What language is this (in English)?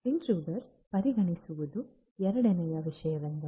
Kannada